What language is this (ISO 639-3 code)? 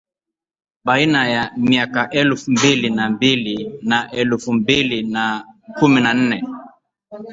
swa